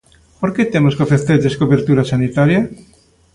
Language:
Galician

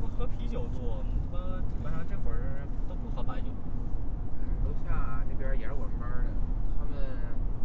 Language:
Chinese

